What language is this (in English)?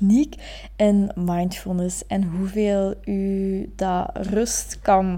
Dutch